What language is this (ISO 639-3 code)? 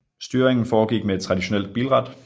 dan